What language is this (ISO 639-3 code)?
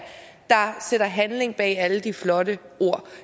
dan